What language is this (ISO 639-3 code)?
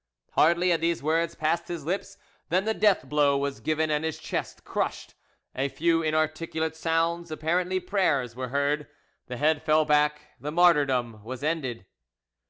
eng